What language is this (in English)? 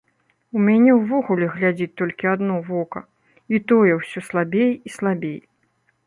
Belarusian